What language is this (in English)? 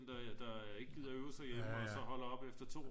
Danish